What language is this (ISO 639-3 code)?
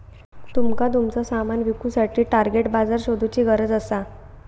mar